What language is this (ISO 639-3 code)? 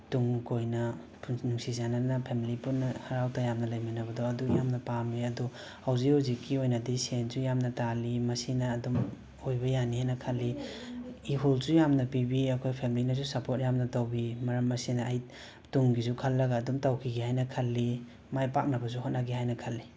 mni